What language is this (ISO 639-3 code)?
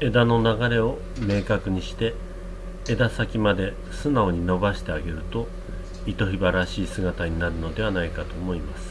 jpn